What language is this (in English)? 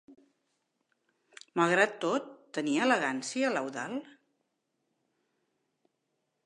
Catalan